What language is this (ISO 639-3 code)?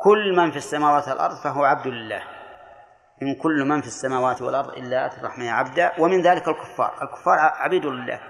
ara